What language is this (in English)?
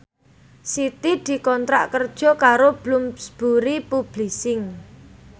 Javanese